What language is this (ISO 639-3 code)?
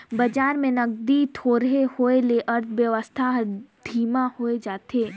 hne